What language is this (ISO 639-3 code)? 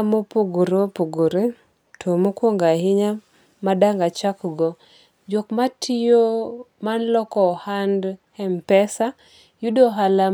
luo